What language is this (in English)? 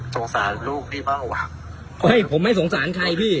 Thai